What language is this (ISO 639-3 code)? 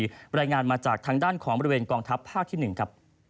tha